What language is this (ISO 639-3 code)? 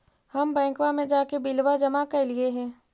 mag